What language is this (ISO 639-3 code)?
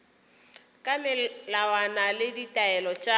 nso